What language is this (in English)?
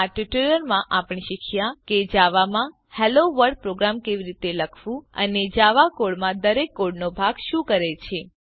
Gujarati